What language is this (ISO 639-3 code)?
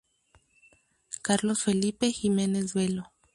spa